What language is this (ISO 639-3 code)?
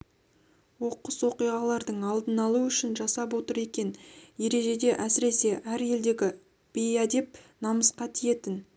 kaz